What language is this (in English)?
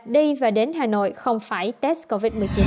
Vietnamese